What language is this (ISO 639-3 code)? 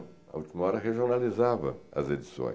por